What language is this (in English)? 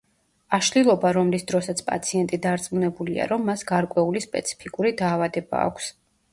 Georgian